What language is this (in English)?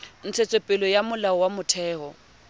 Southern Sotho